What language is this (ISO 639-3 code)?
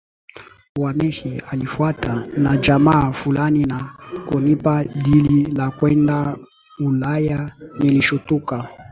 swa